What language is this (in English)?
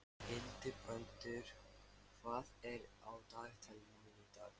Icelandic